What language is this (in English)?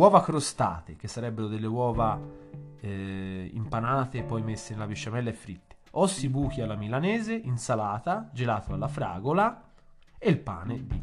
Italian